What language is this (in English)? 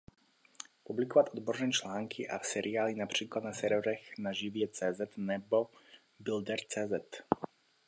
Czech